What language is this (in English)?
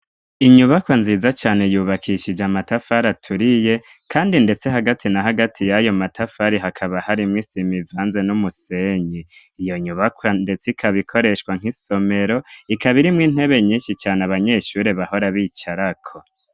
Rundi